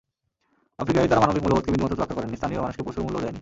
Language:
Bangla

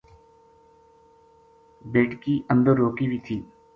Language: Gujari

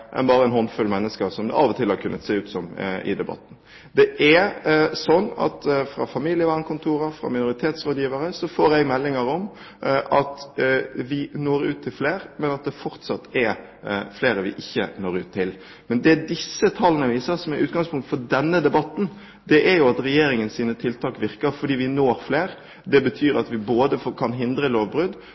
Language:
Norwegian Bokmål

